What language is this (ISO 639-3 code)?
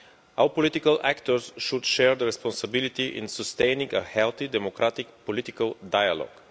eng